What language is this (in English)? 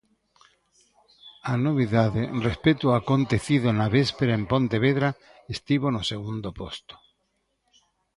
Galician